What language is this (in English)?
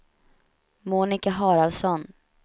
Swedish